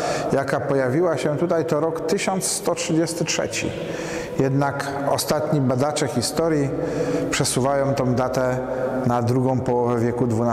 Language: Polish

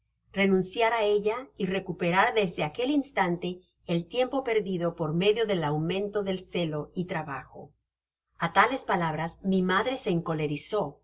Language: Spanish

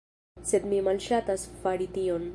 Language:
Esperanto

